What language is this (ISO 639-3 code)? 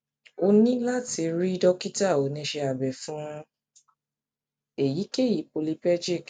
yor